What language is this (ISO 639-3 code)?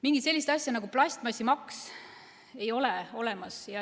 est